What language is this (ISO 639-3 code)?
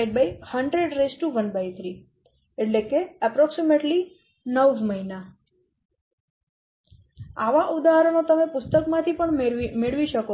guj